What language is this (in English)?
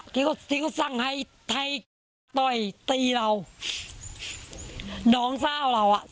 Thai